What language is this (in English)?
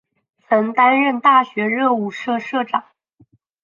Chinese